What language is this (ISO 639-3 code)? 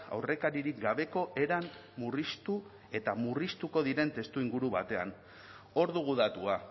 eus